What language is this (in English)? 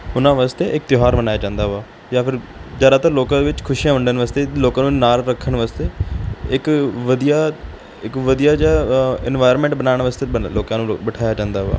Punjabi